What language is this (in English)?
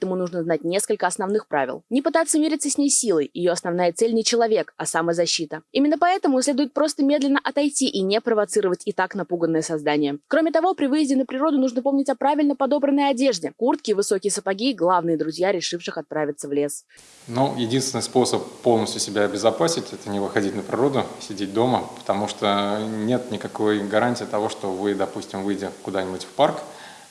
Russian